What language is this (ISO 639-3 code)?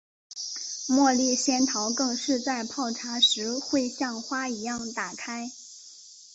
zho